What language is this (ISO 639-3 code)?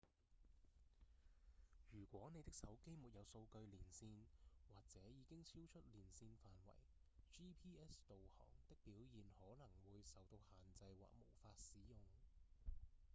yue